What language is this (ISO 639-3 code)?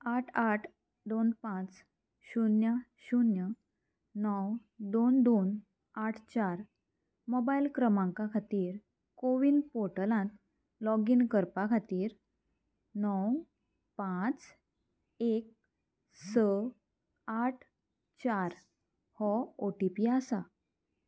kok